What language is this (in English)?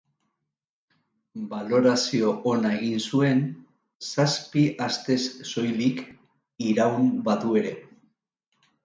Basque